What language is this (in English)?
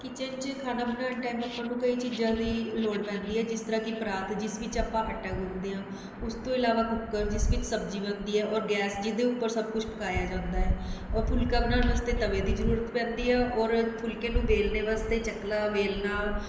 Punjabi